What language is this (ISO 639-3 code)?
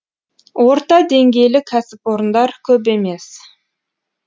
kaz